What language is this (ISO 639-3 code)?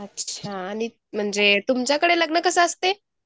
mar